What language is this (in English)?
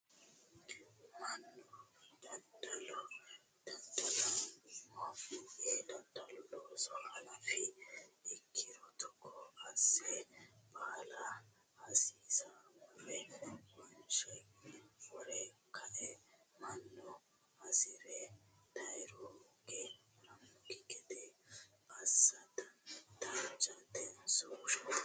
Sidamo